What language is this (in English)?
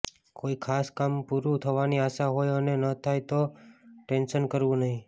Gujarati